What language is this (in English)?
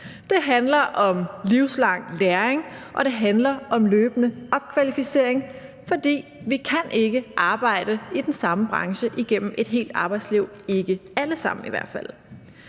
Danish